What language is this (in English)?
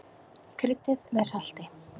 Icelandic